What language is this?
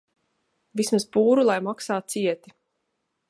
Latvian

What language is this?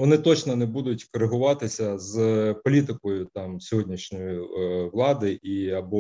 Ukrainian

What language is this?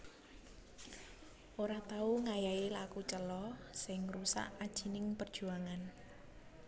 Javanese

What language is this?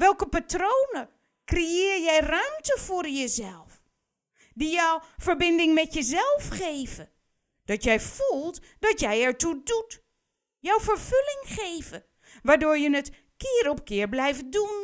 Dutch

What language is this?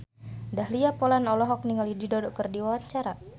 Sundanese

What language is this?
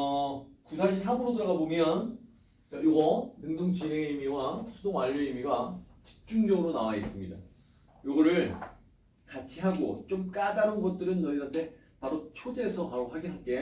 Korean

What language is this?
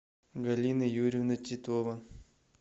Russian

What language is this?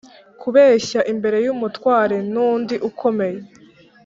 Kinyarwanda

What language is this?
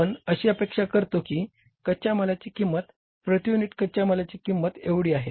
Marathi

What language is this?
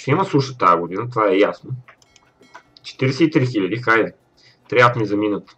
Bulgarian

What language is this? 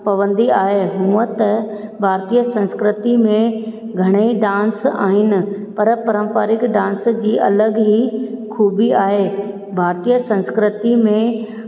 Sindhi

